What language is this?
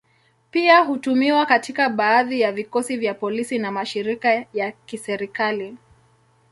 Swahili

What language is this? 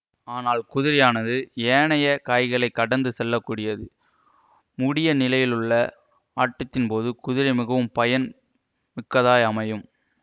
Tamil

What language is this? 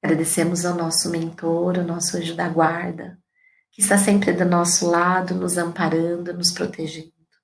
Portuguese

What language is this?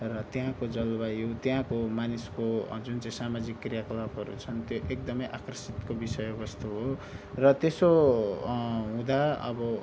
Nepali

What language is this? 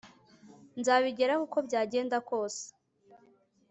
Kinyarwanda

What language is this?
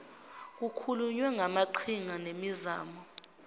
Zulu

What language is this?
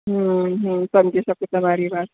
Gujarati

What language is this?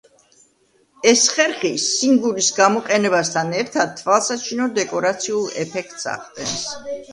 Georgian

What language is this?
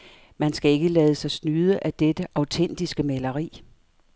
Danish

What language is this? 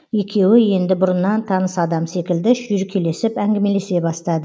Kazakh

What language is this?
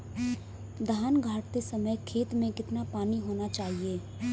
Hindi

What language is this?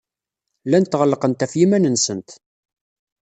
Kabyle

